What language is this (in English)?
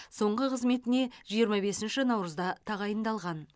Kazakh